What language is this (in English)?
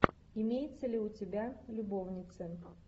Russian